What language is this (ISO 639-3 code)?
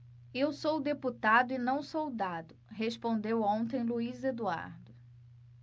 por